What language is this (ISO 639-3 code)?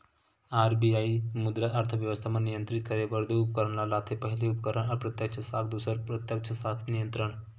hne